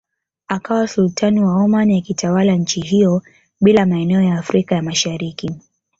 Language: Swahili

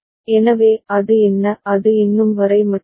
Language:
Tamil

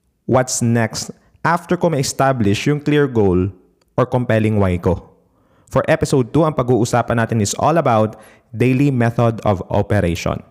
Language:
Filipino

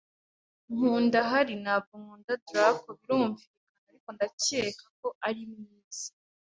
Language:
Kinyarwanda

